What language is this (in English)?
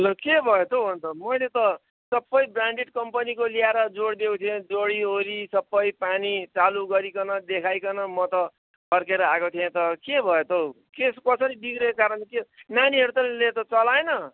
Nepali